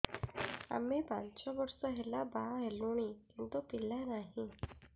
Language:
Odia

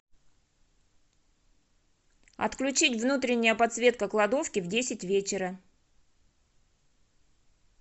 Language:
Russian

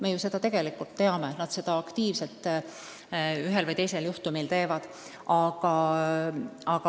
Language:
Estonian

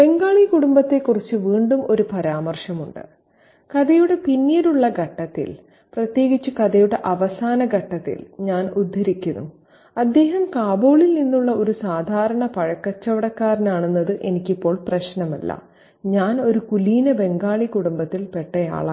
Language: Malayalam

